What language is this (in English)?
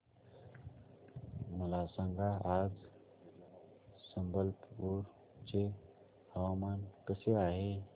Marathi